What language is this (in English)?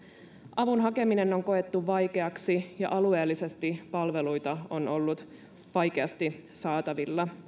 Finnish